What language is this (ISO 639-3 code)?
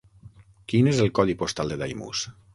cat